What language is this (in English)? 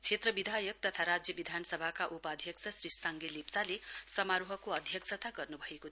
Nepali